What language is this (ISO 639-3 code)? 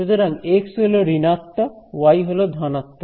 ben